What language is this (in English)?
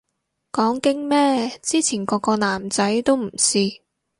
Cantonese